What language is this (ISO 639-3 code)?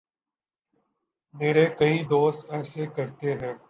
urd